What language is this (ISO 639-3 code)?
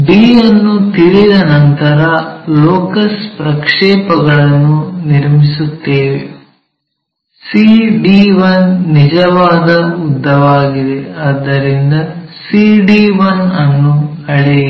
kan